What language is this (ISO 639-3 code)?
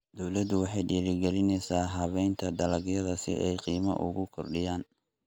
som